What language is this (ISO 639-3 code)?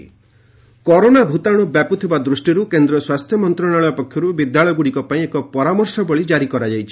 ori